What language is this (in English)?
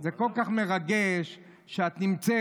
Hebrew